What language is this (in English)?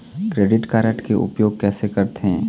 Chhattisgarhi